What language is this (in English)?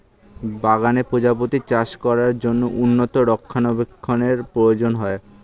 Bangla